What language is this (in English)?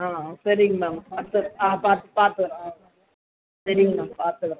Tamil